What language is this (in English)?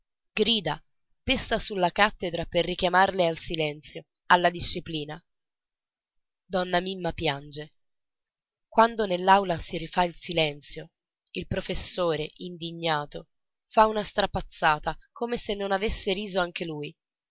Italian